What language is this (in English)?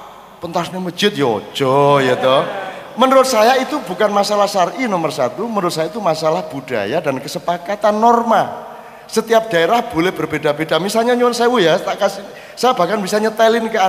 Indonesian